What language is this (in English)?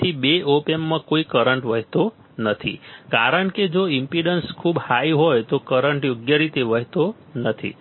Gujarati